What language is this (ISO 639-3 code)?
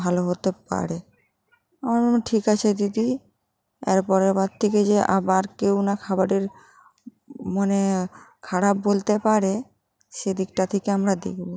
ben